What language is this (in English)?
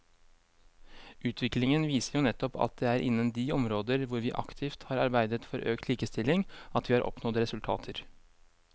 Norwegian